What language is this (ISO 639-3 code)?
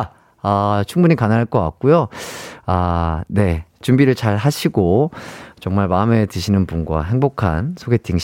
kor